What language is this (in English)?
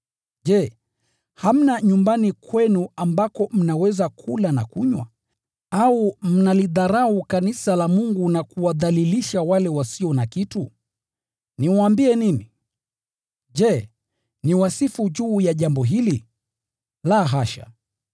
Swahili